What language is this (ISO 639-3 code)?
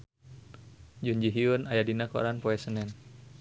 sun